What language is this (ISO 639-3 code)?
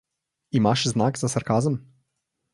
slv